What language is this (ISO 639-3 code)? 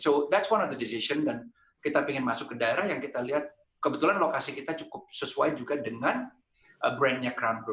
ind